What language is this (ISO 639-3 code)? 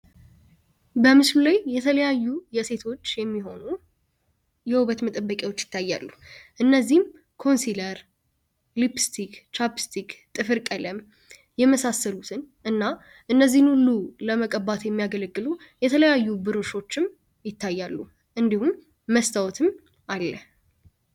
amh